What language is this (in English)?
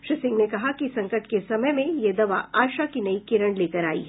Hindi